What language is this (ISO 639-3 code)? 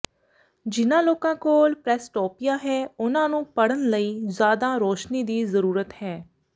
pan